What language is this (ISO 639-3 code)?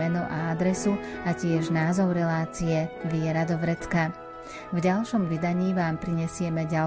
slk